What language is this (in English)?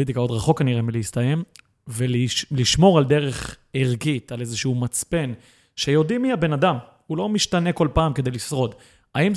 Hebrew